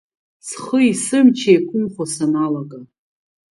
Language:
Abkhazian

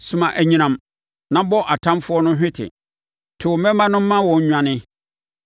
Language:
Akan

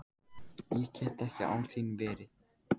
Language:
Icelandic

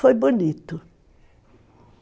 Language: Portuguese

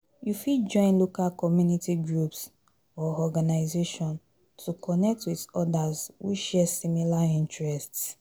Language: Nigerian Pidgin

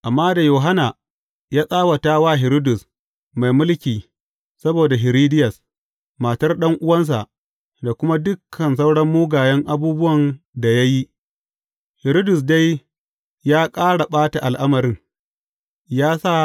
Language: Hausa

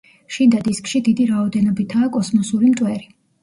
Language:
Georgian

